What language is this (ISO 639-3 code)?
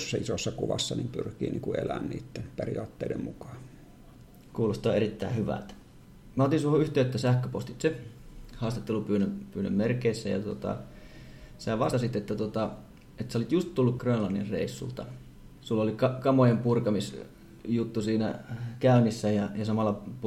fin